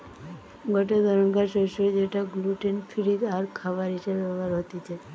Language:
Bangla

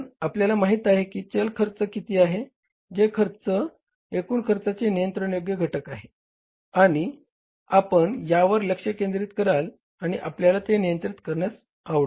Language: Marathi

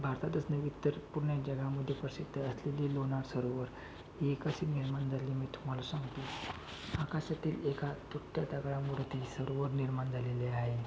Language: Marathi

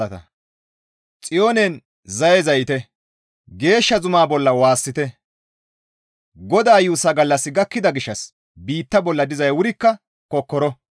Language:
Gamo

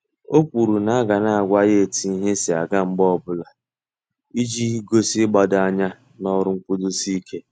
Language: Igbo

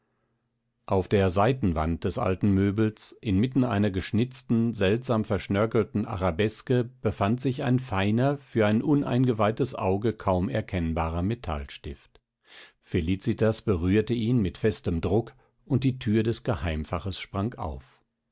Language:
German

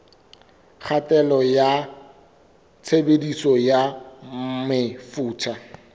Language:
Southern Sotho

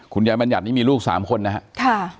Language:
Thai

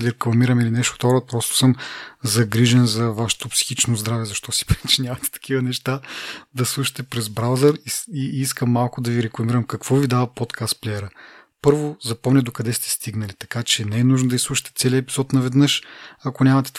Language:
Bulgarian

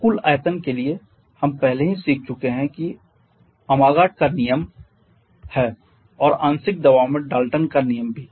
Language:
Hindi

